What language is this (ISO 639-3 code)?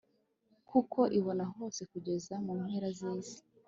kin